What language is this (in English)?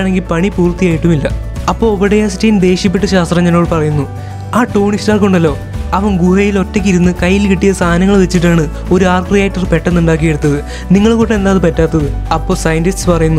Turkish